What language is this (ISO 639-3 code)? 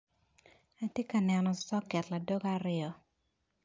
ach